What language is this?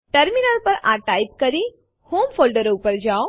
Gujarati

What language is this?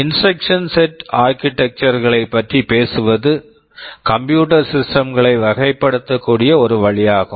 Tamil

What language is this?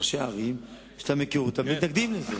Hebrew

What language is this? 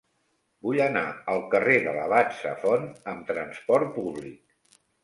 Catalan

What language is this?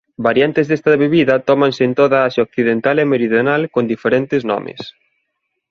Galician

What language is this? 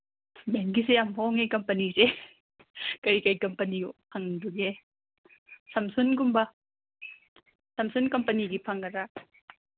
Manipuri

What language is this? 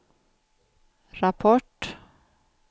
Swedish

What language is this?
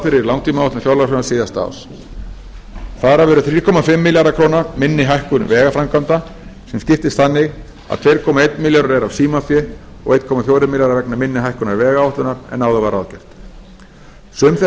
Icelandic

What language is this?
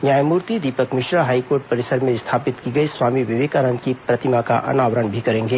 Hindi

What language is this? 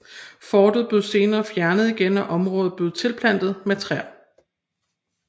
Danish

